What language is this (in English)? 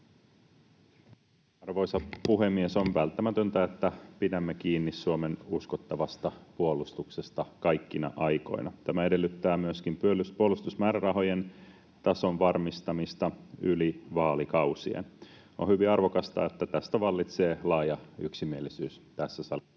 Finnish